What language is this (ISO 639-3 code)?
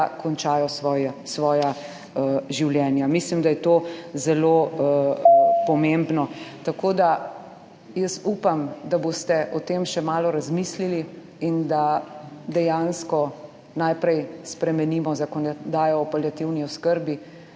slv